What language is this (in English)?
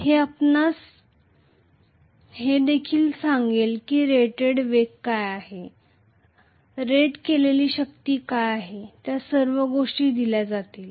Marathi